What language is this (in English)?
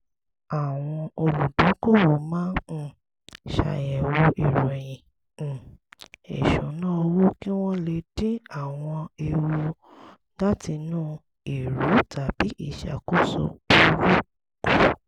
Yoruba